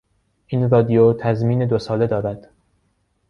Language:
Persian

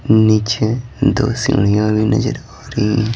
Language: Hindi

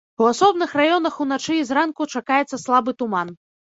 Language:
Belarusian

